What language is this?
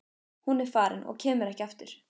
Icelandic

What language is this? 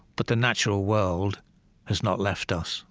English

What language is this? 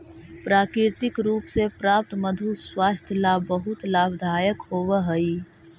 Magahi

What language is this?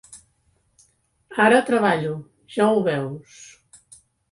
Catalan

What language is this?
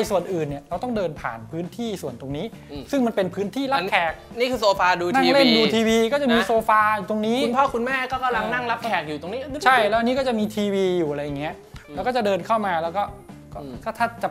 Thai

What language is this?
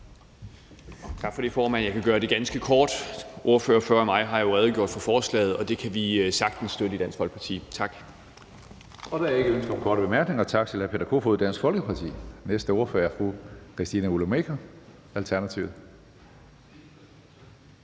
Danish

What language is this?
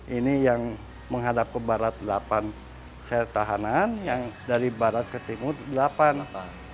Indonesian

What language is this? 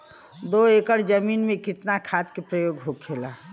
Bhojpuri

